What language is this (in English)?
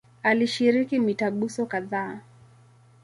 Swahili